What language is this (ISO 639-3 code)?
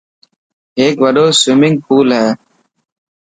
mki